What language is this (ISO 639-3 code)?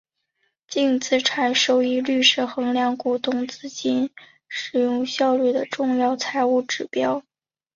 zho